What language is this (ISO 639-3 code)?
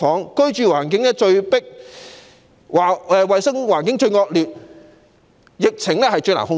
yue